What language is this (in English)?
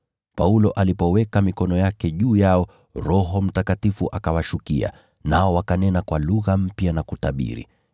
Swahili